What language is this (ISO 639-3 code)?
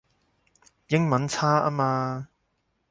yue